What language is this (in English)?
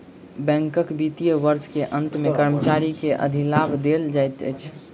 Maithili